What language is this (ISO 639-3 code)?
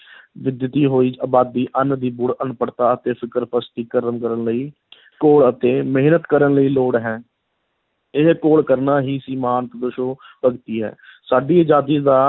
pan